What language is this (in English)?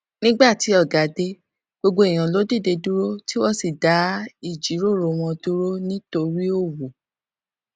Yoruba